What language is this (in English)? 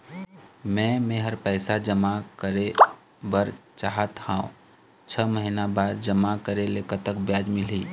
Chhattisgarhi